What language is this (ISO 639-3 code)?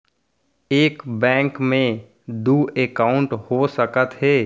hne